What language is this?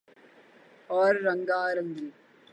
Urdu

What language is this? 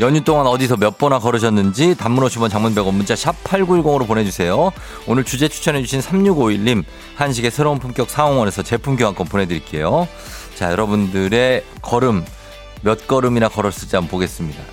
Korean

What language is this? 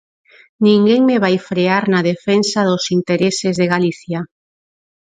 Galician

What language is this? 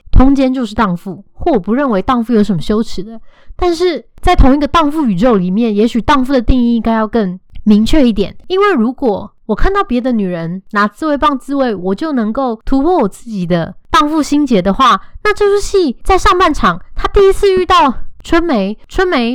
Chinese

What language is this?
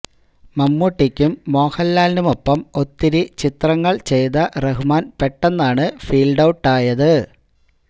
Malayalam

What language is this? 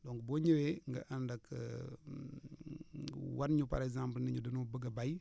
Wolof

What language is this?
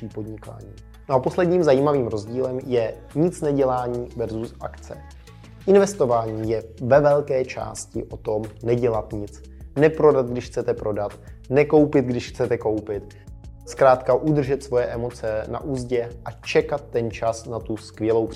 Czech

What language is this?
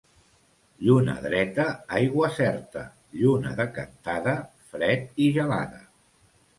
Catalan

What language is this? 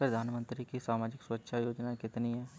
Hindi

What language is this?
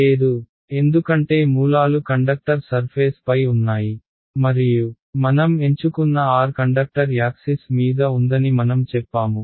Telugu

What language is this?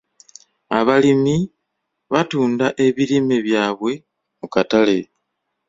Ganda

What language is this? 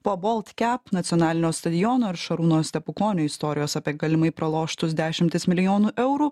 Lithuanian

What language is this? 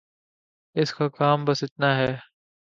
Urdu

